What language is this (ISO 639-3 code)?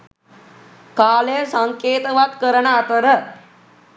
sin